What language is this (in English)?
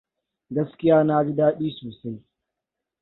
Hausa